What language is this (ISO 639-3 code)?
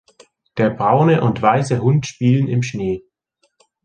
deu